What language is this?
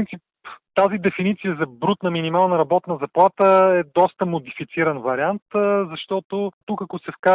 Bulgarian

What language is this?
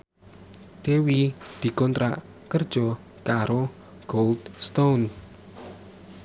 Javanese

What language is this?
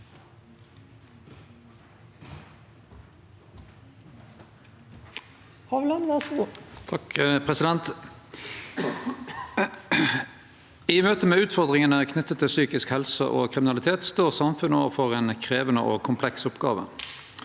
Norwegian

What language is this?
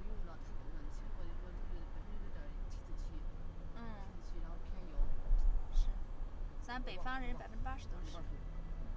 Chinese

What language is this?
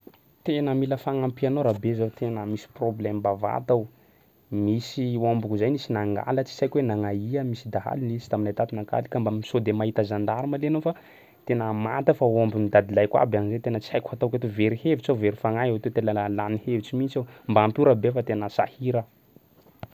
Sakalava Malagasy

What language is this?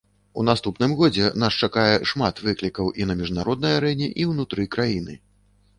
Belarusian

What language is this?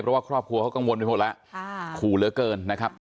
Thai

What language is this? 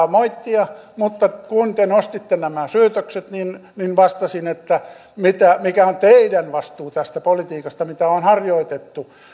Finnish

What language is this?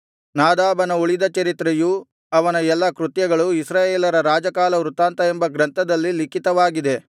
Kannada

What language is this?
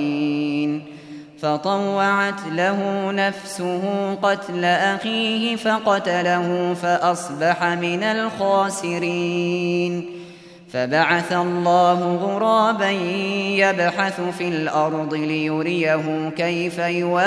Arabic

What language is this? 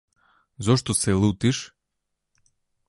Macedonian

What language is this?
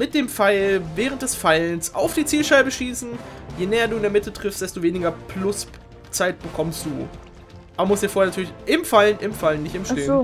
German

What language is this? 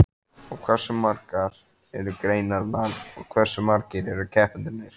Icelandic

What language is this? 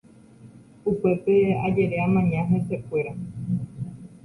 Guarani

